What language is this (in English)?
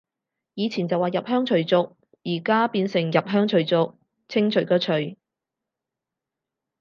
Cantonese